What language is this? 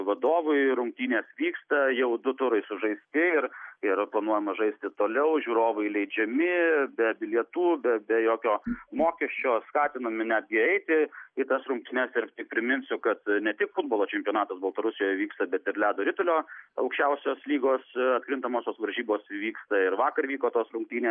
Lithuanian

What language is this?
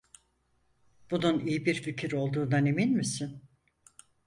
Turkish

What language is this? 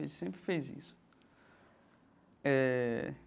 Portuguese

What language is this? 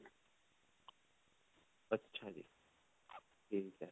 Punjabi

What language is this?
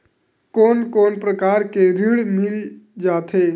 Chhattisgarhi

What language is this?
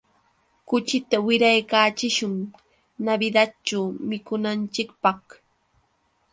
Yauyos Quechua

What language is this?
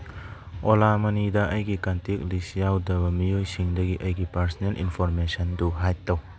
Manipuri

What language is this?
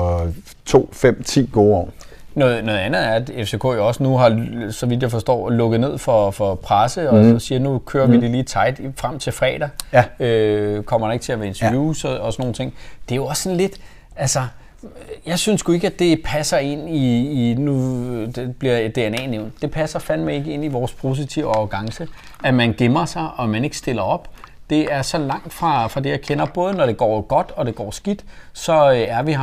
Danish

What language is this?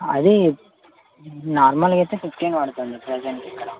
Telugu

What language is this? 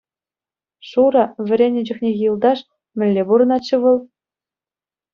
Chuvash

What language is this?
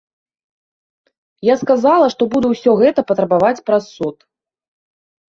Belarusian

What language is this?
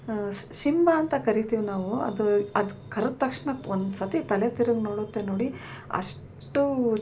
Kannada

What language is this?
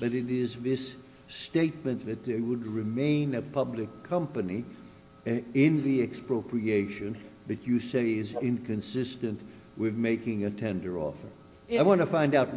English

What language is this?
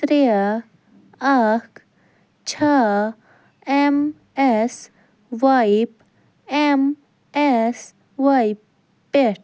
Kashmiri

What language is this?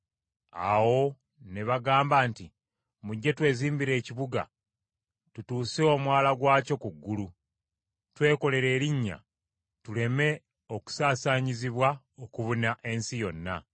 Ganda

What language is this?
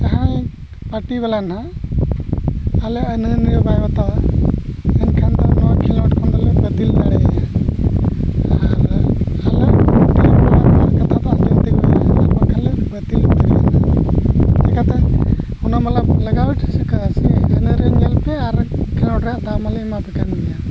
Santali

